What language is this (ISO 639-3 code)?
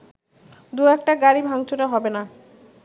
ben